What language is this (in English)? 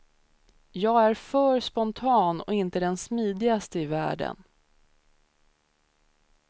Swedish